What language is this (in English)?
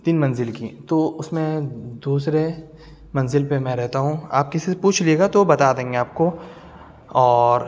Urdu